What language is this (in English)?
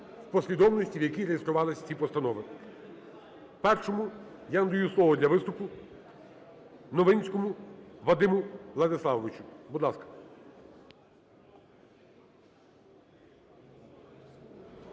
Ukrainian